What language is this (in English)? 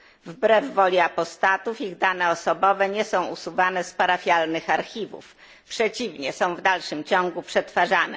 Polish